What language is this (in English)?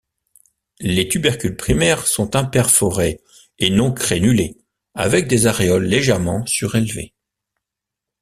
French